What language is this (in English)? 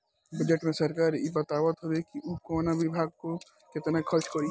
Bhojpuri